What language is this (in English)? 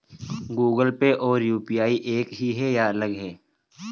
Hindi